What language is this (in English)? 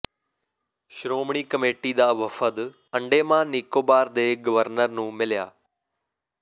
Punjabi